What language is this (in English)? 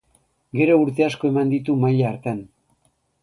Basque